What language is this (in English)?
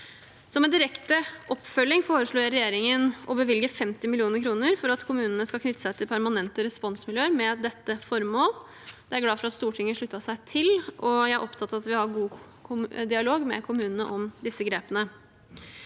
Norwegian